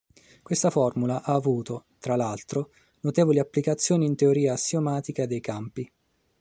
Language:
Italian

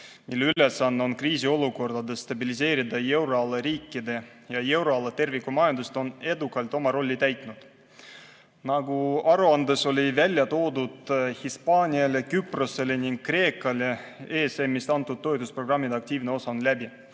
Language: Estonian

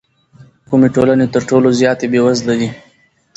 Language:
Pashto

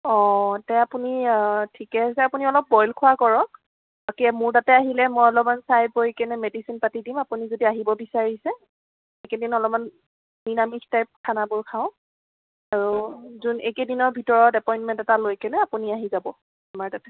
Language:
Assamese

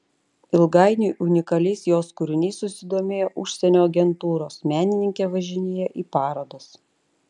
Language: Lithuanian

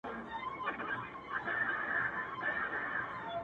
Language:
Pashto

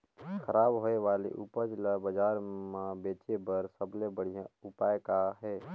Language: Chhattisgarhi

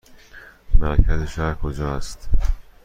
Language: Persian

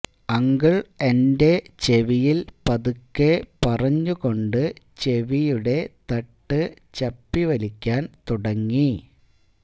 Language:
Malayalam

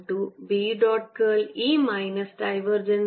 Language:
Malayalam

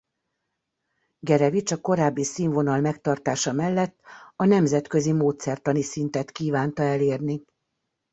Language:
Hungarian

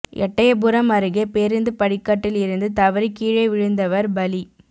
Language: Tamil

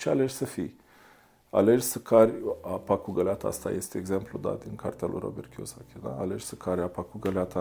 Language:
Romanian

